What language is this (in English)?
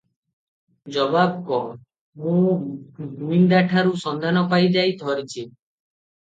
Odia